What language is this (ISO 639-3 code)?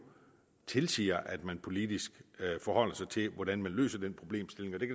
dan